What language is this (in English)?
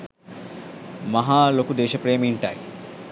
Sinhala